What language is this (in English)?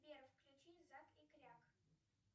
Russian